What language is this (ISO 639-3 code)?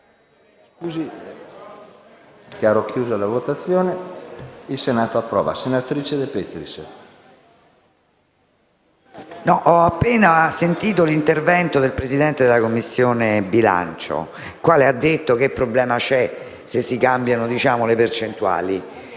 ita